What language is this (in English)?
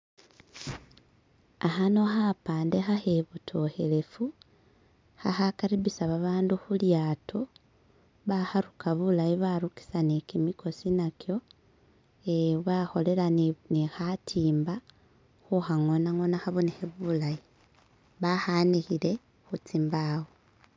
Masaaba